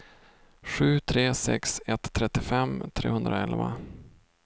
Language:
Swedish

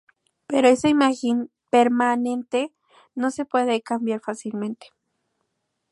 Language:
Spanish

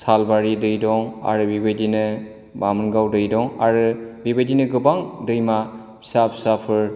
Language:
Bodo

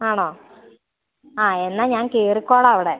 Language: Malayalam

